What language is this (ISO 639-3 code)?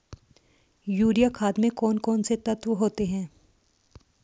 hin